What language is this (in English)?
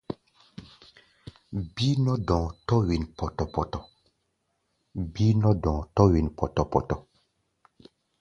Gbaya